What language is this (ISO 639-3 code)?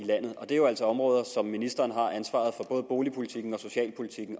dan